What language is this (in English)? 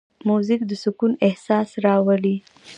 Pashto